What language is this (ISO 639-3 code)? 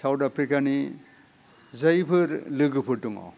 brx